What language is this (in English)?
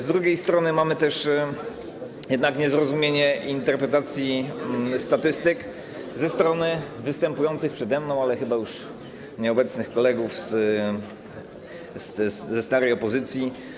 Polish